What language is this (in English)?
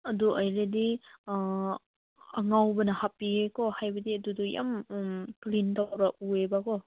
Manipuri